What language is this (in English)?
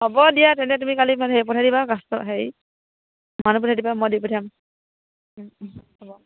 Assamese